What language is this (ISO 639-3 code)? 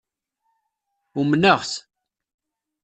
kab